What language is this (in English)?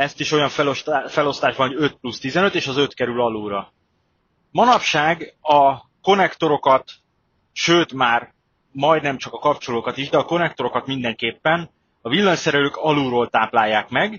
Hungarian